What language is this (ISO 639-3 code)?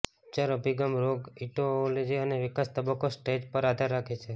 guj